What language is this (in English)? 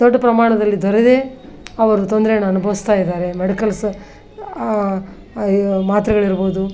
Kannada